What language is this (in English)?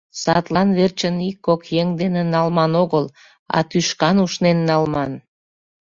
Mari